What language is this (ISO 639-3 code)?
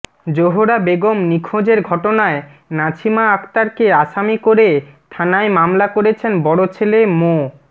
ben